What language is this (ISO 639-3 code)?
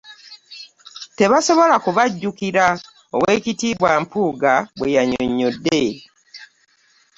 lug